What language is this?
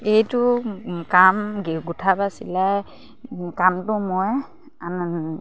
Assamese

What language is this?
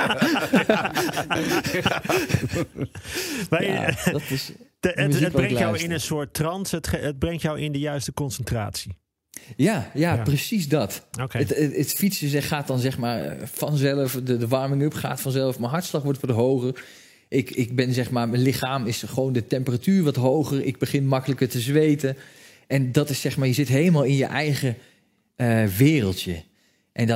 Dutch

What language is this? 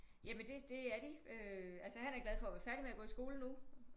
Danish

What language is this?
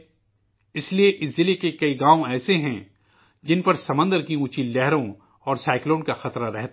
Urdu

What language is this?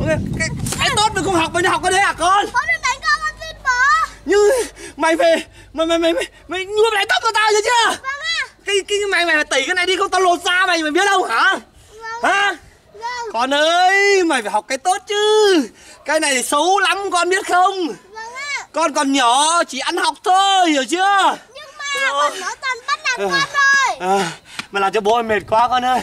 Vietnamese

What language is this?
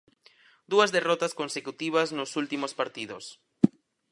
Galician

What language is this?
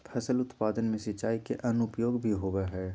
Magahi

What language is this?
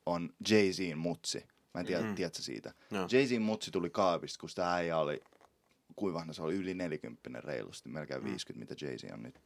Finnish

